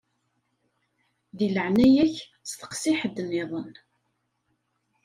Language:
Kabyle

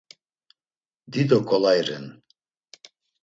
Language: Laz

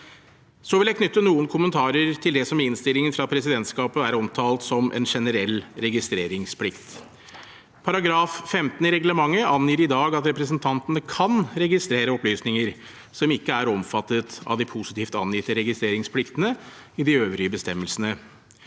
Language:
Norwegian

